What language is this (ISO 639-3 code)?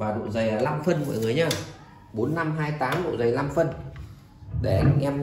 vie